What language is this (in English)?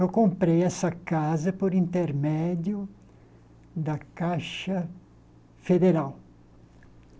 Portuguese